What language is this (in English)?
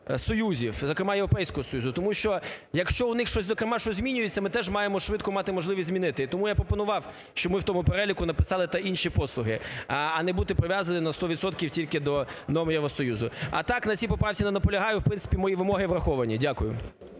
Ukrainian